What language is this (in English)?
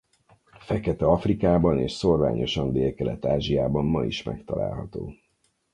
Hungarian